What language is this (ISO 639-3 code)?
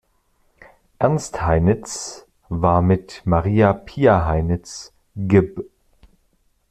deu